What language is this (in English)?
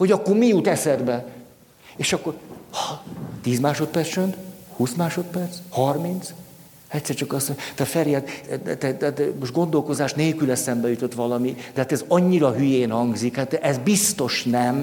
Hungarian